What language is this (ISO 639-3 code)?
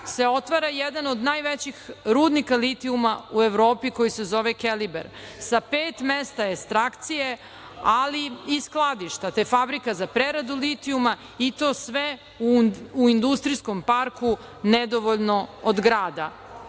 srp